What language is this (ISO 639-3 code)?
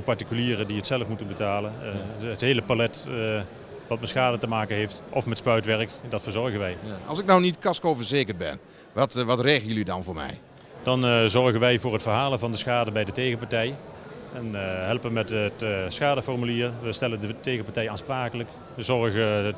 nld